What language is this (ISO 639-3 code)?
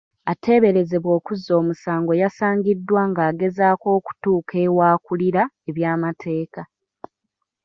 lug